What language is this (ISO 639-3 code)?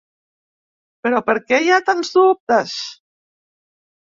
cat